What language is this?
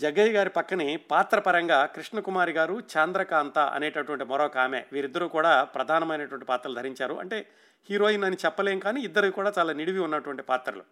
Telugu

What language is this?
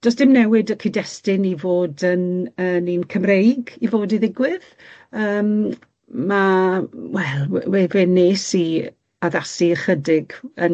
Welsh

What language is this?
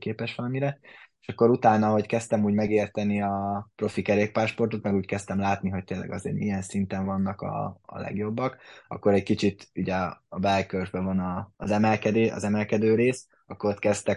Hungarian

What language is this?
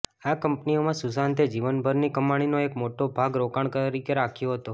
Gujarati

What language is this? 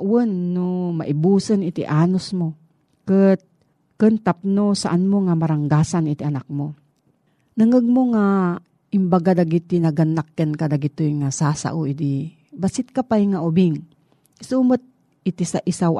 Filipino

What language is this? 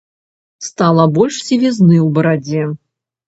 Belarusian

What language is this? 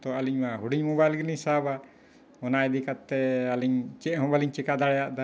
Santali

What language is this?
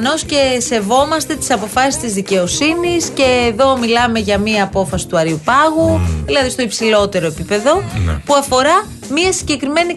Greek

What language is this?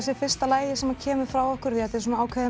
Icelandic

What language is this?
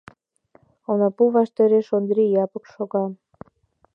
Mari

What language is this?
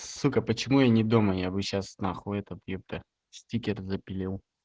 Russian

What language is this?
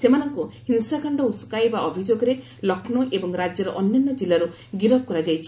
Odia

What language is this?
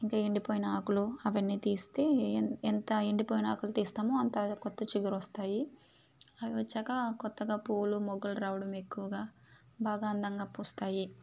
Telugu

